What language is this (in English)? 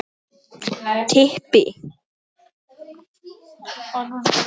Icelandic